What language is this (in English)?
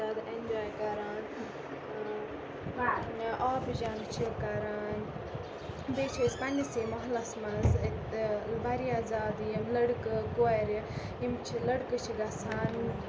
Kashmiri